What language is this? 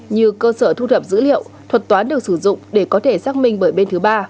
Vietnamese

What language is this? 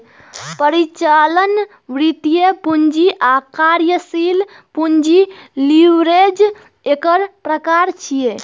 Maithili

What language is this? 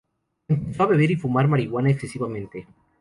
Spanish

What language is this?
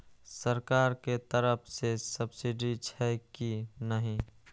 Maithili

